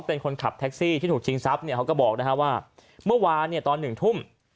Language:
Thai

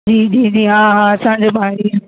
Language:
Sindhi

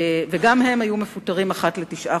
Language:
Hebrew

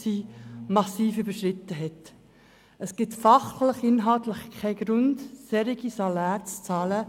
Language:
Swiss German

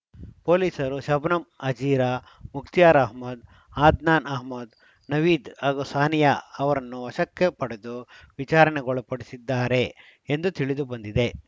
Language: Kannada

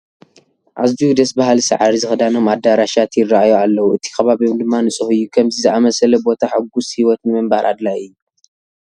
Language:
Tigrinya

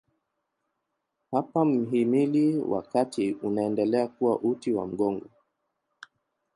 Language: Swahili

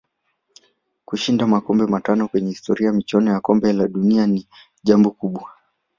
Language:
Swahili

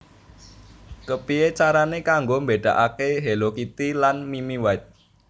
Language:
Javanese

